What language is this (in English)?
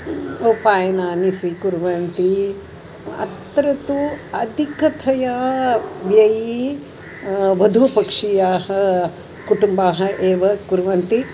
Sanskrit